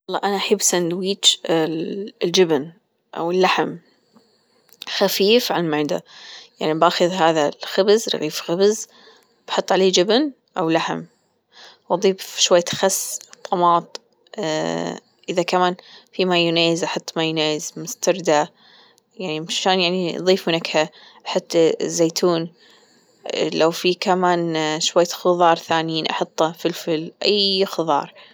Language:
Gulf Arabic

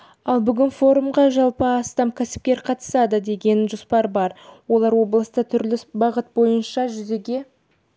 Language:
Kazakh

